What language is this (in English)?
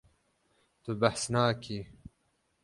Kurdish